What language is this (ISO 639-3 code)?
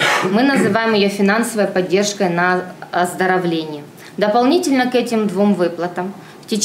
rus